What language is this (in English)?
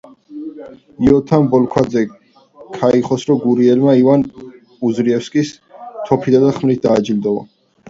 Georgian